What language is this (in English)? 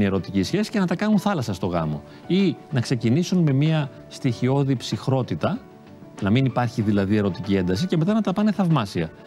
Greek